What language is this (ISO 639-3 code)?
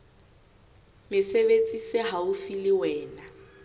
sot